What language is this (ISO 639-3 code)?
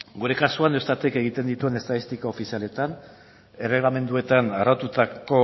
eus